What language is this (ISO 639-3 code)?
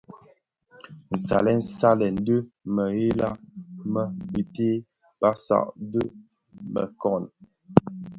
ksf